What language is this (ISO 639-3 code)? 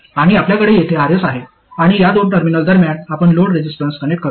mar